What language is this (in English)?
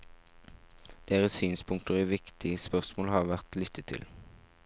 Norwegian